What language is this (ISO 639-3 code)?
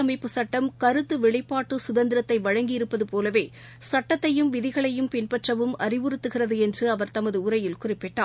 tam